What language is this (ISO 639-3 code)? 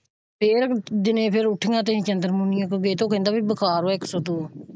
pan